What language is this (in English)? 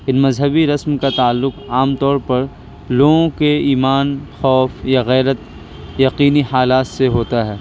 Urdu